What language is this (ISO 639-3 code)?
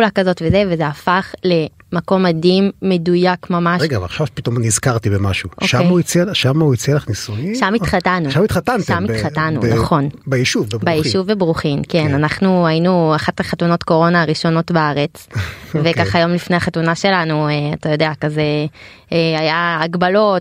heb